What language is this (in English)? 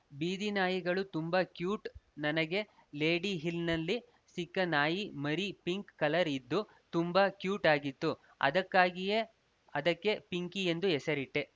Kannada